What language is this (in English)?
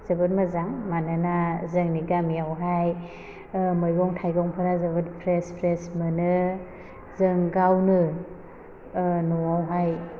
Bodo